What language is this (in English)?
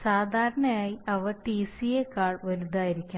Malayalam